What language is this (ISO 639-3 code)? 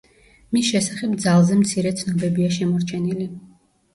kat